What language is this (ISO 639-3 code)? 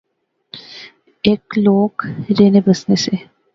phr